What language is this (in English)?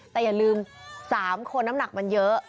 Thai